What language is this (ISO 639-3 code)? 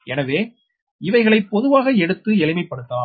tam